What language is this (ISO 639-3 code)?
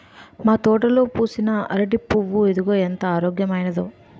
tel